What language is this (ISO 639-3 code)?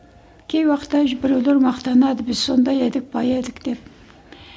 kaz